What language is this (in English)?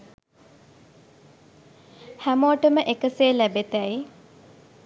Sinhala